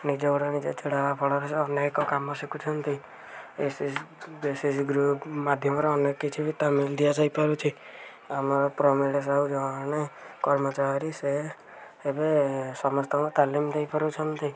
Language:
Odia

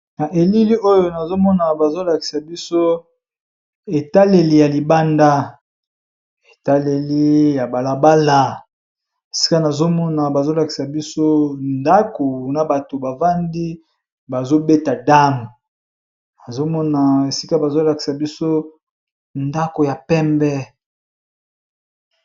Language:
Lingala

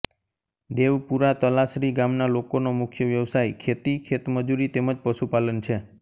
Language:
Gujarati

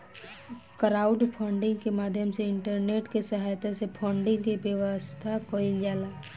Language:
Bhojpuri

